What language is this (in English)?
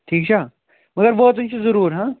Kashmiri